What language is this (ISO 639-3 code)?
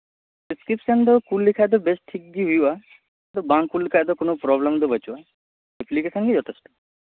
sat